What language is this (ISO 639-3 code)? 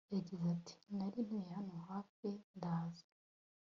kin